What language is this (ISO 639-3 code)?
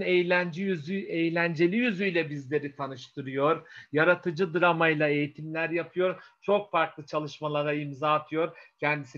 tur